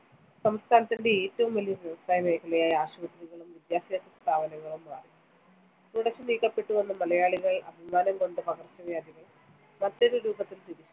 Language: Malayalam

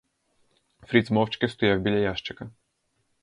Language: Ukrainian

